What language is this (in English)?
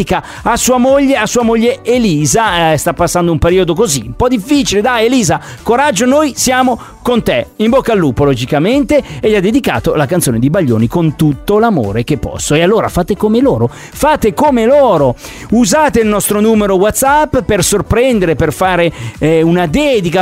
Italian